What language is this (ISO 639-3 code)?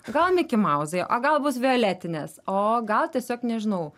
lit